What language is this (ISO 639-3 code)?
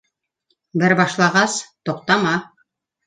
bak